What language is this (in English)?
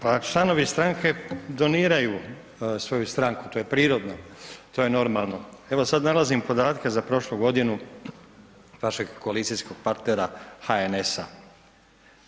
Croatian